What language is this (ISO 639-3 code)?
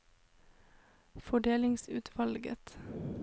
nor